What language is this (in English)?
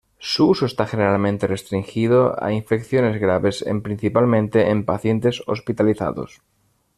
Spanish